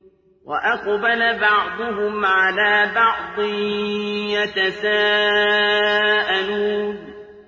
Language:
Arabic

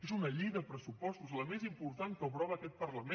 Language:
Catalan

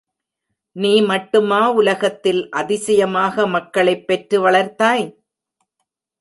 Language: Tamil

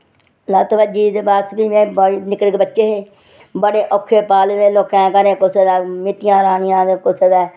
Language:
Dogri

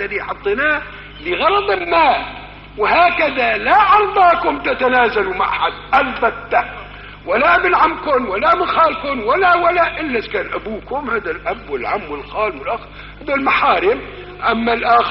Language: Arabic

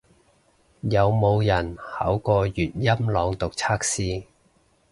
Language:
Cantonese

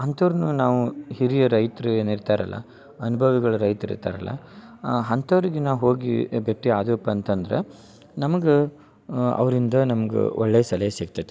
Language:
Kannada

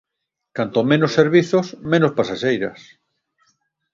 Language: Galician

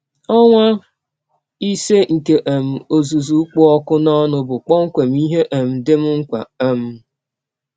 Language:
Igbo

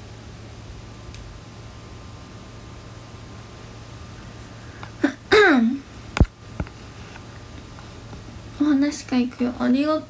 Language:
Japanese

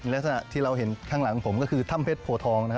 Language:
Thai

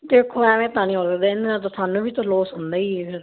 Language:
Punjabi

